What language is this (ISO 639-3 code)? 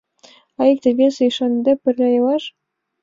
chm